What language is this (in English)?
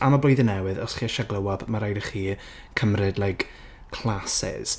Welsh